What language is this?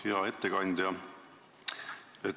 Estonian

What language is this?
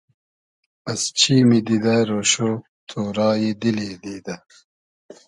Hazaragi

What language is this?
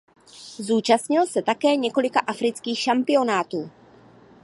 Czech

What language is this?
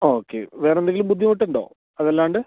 Malayalam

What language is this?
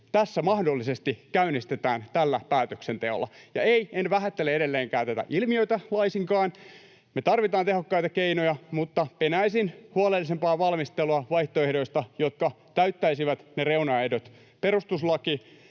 Finnish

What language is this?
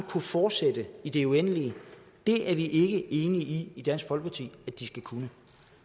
Danish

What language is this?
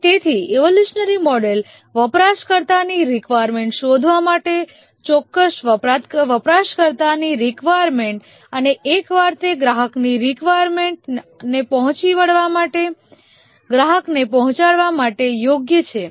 Gujarati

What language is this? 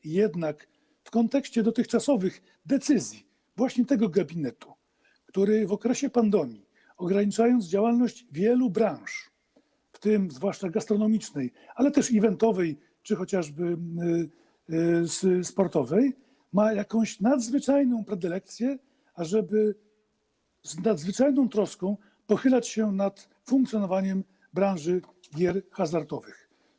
Polish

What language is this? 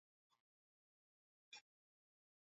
Swahili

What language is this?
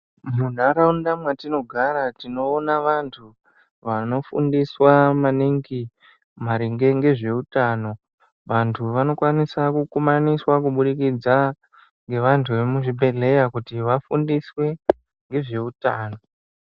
Ndau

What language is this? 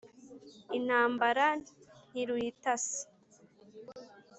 Kinyarwanda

